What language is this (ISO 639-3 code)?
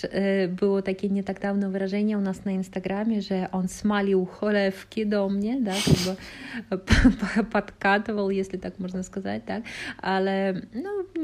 pol